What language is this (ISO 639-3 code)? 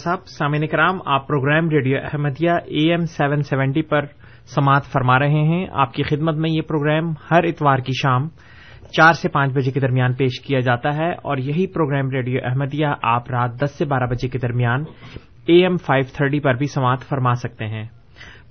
urd